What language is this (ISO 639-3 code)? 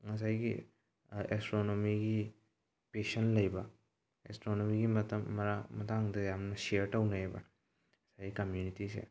mni